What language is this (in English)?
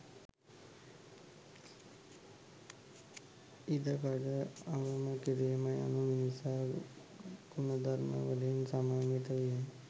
Sinhala